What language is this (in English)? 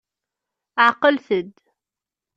Kabyle